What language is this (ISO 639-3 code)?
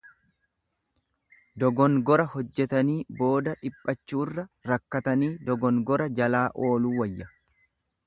orm